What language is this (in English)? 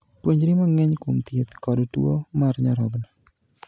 Luo (Kenya and Tanzania)